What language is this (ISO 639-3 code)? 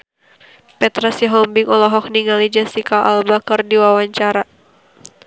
sun